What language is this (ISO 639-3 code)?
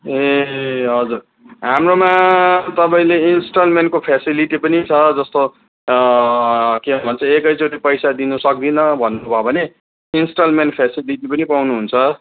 nep